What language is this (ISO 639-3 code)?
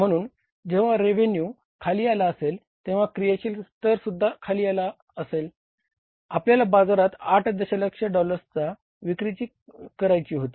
mar